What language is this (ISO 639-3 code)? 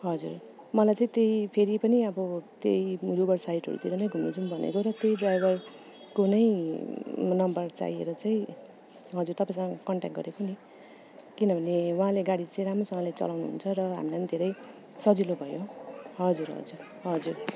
nep